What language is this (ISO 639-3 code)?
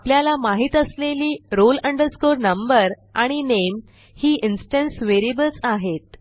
mar